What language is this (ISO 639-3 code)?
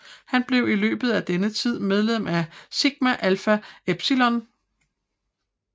dan